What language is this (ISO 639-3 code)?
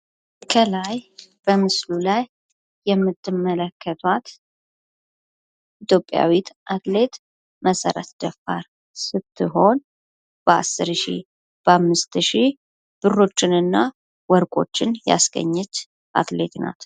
amh